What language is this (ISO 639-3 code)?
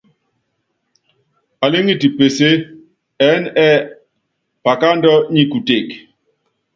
yav